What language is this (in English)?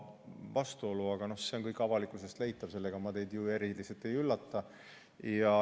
Estonian